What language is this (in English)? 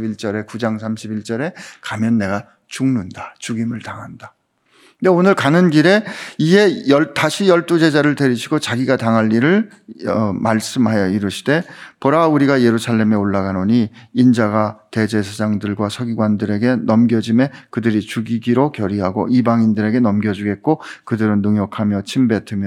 Korean